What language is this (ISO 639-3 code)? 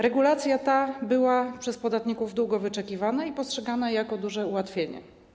pol